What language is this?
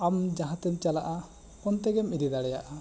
Santali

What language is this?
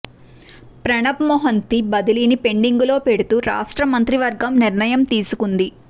Telugu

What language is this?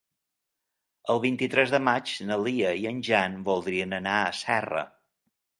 Catalan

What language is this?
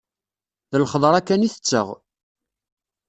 Kabyle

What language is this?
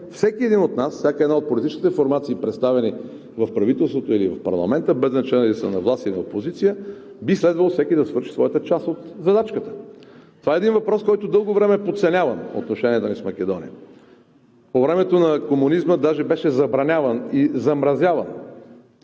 Bulgarian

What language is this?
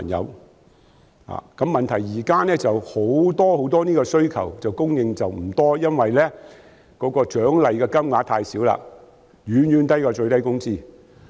Cantonese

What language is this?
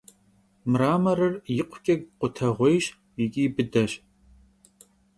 Kabardian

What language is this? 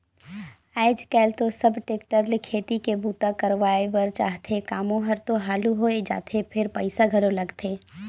Chhattisgarhi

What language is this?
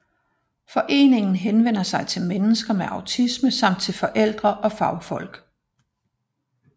Danish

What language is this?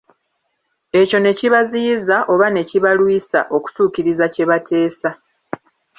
Ganda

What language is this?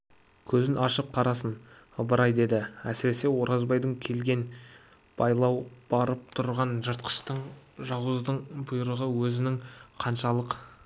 Kazakh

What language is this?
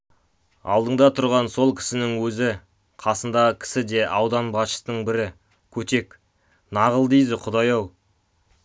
Kazakh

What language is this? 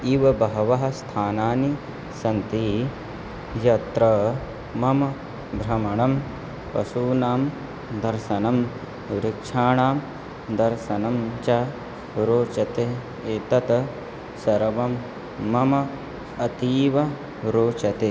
Sanskrit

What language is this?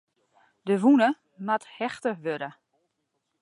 Western Frisian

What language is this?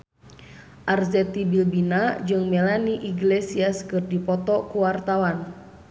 Sundanese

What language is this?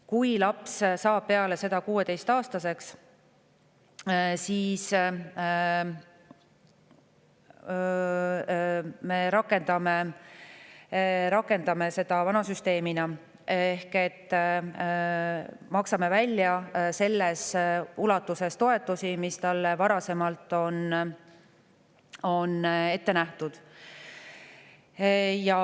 Estonian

